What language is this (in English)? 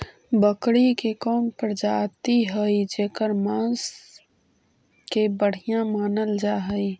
Magahi